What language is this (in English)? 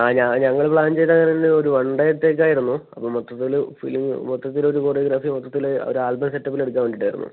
Malayalam